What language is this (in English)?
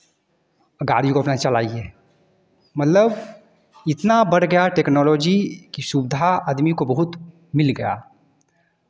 Hindi